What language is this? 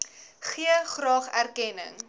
Afrikaans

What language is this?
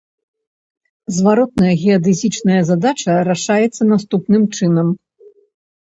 Belarusian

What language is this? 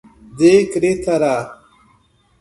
Portuguese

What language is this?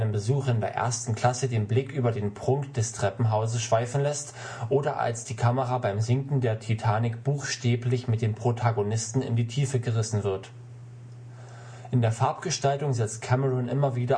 German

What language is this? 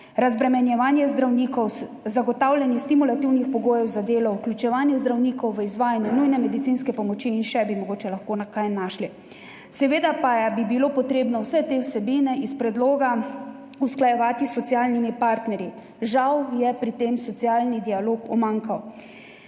Slovenian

